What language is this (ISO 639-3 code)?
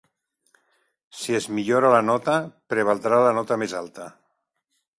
cat